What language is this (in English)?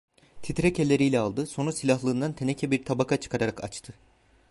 Turkish